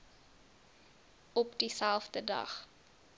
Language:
Afrikaans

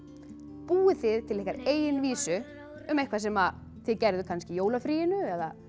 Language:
Icelandic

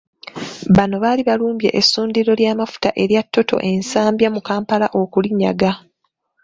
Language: Ganda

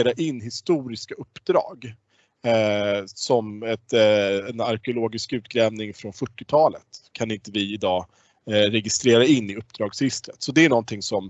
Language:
Swedish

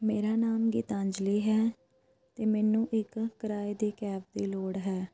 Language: Punjabi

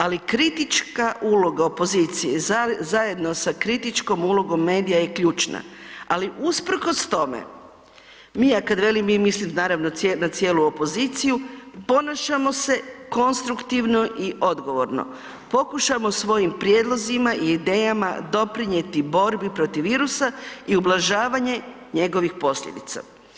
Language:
Croatian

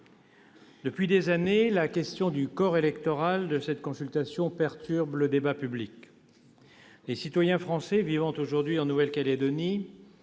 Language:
French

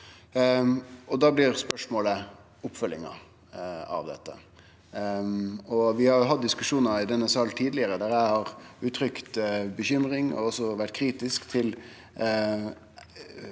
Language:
Norwegian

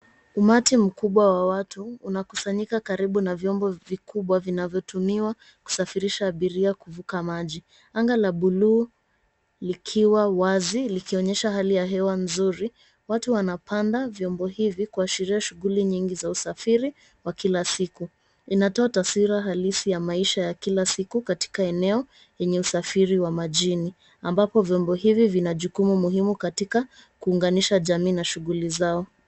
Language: Swahili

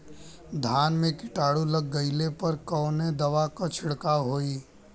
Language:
Bhojpuri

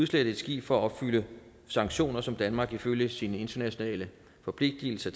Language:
Danish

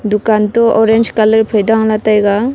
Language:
Wancho Naga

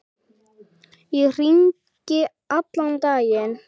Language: Icelandic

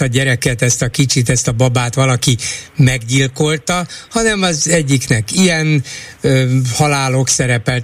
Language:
Hungarian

